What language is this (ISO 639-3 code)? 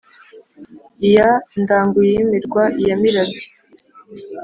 kin